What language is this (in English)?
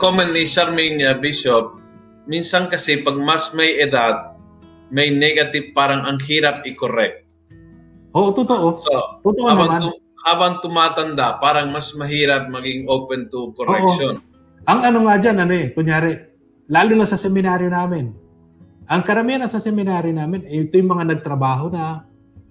Filipino